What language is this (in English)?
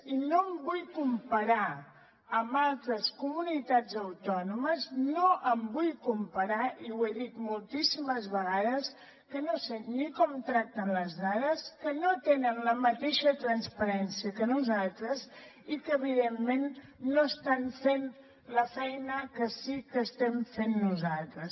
Catalan